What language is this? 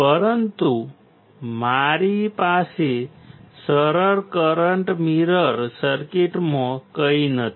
Gujarati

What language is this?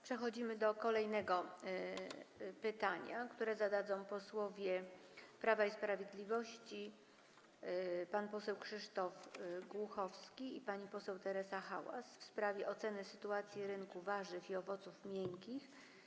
Polish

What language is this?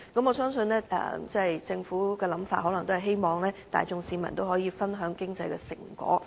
Cantonese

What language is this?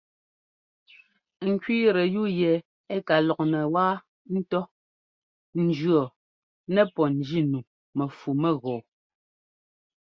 Ngomba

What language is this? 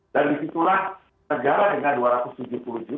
Indonesian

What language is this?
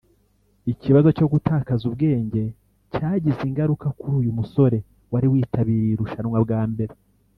Kinyarwanda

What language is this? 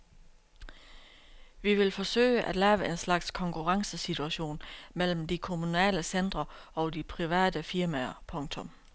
Danish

